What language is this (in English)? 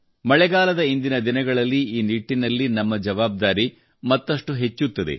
Kannada